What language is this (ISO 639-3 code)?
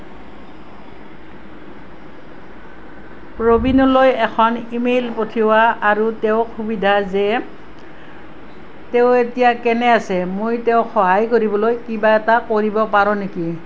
asm